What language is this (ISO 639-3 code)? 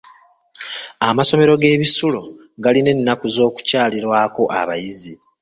lug